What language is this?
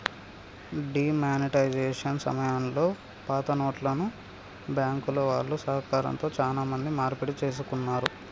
Telugu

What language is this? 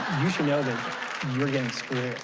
English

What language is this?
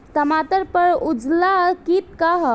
Bhojpuri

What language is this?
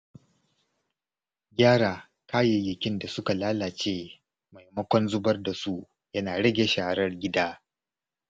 Hausa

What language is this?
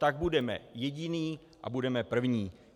Czech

